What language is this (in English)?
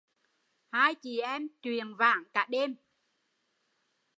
Vietnamese